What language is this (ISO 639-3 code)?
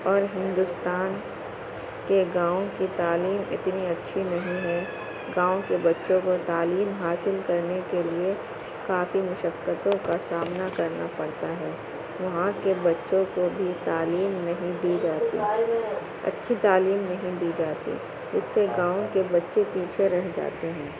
urd